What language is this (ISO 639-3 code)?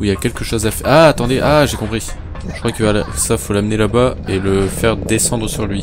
fra